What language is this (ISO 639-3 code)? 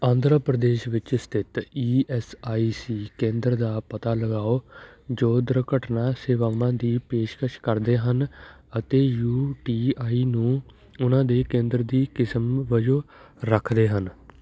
pan